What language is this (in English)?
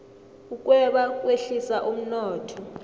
South Ndebele